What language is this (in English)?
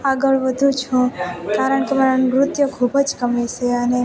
Gujarati